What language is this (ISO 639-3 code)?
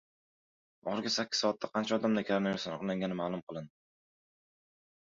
uzb